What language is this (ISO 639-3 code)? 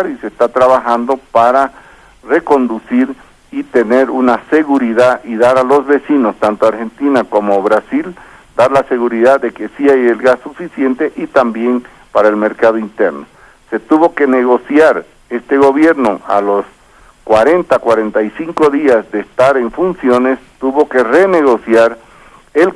spa